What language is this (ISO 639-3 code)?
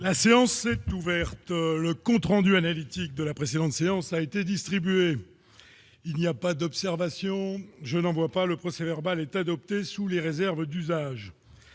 fra